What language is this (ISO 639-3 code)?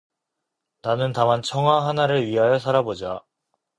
kor